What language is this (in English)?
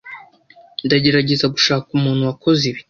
Kinyarwanda